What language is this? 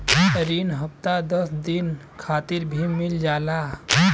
Bhojpuri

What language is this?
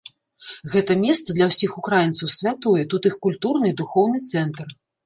Belarusian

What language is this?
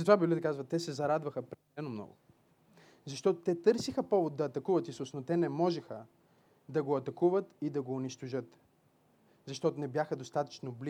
Bulgarian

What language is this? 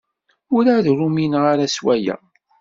Kabyle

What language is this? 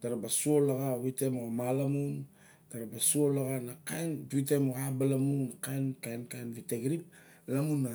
Barok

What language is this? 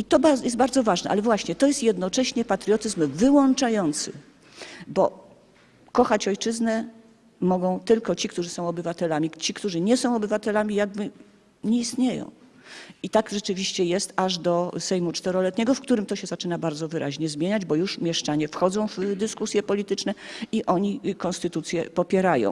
Polish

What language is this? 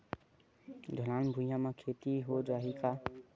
Chhattisgarhi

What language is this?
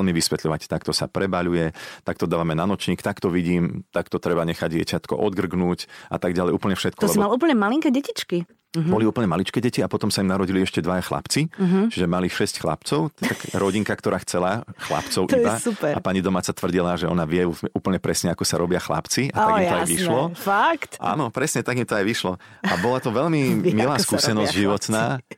Slovak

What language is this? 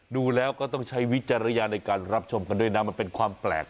Thai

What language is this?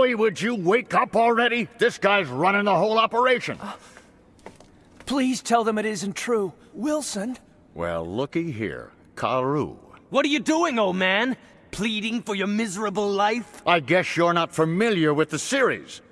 English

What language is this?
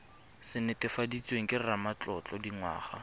Tswana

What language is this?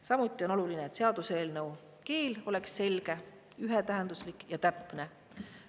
Estonian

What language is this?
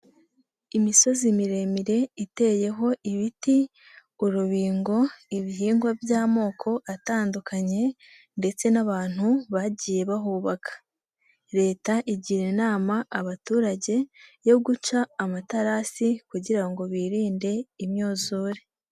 Kinyarwanda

